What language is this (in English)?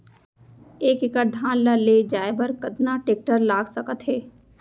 Chhattisgarhi